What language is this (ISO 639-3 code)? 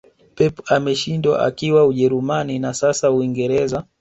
swa